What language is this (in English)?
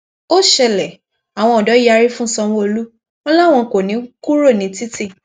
Yoruba